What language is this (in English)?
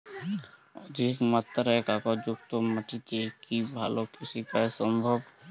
Bangla